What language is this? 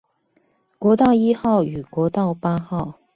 Chinese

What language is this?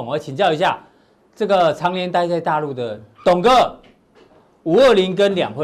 Chinese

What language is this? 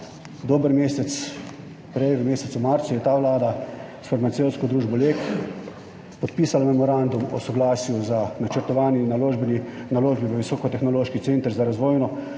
Slovenian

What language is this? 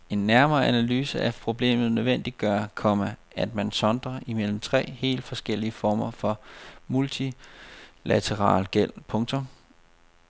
Danish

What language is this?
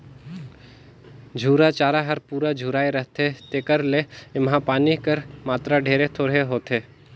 Chhattisgarhi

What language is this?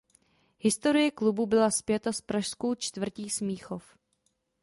Czech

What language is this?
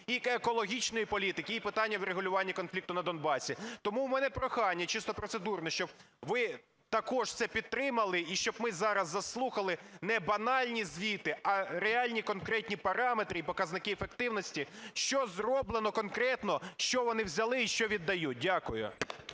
Ukrainian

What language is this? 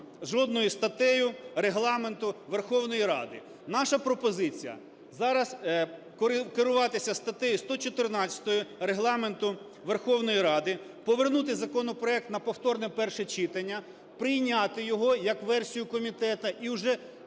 Ukrainian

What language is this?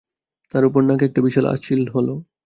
Bangla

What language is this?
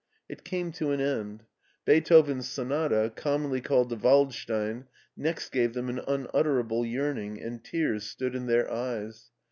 English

